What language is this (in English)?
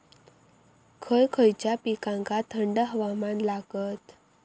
Marathi